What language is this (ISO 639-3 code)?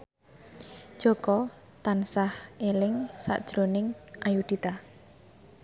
jav